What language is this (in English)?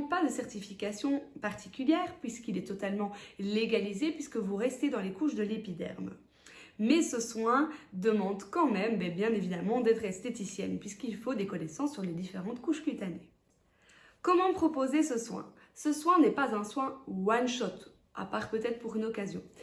French